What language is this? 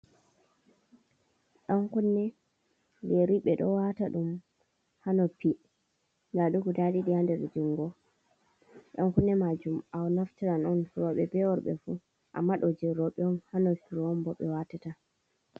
Fula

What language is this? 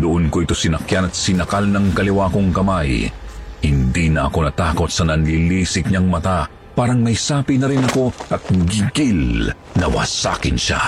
Filipino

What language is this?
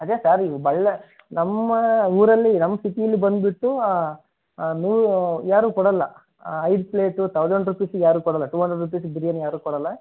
Kannada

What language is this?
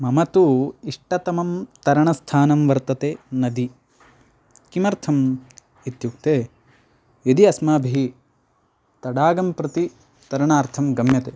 Sanskrit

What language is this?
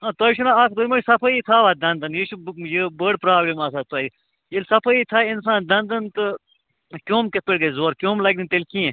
Kashmiri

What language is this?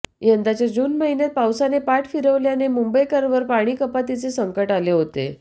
Marathi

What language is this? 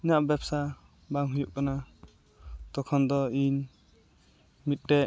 Santali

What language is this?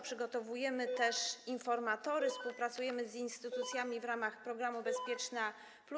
Polish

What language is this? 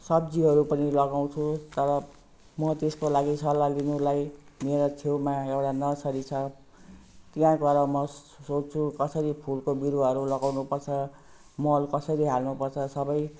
Nepali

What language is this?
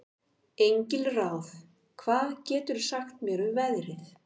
Icelandic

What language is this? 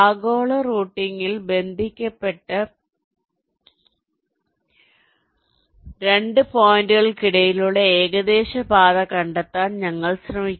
Malayalam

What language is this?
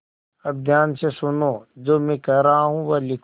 Hindi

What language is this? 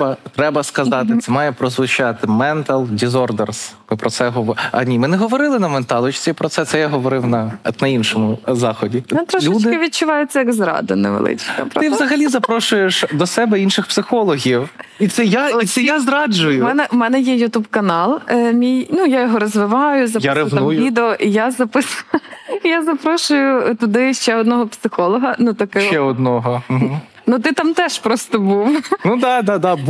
Ukrainian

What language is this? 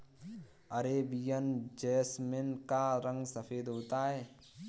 Hindi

